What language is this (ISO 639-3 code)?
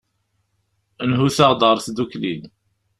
kab